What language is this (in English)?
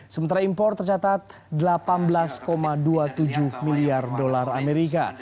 Indonesian